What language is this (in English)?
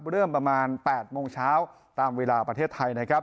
Thai